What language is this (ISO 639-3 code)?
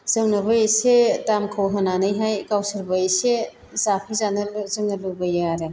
brx